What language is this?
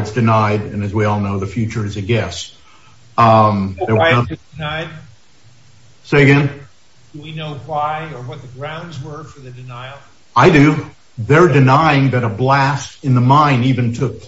English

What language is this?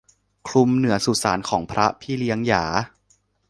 Thai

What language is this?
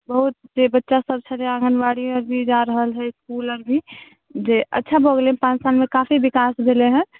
Maithili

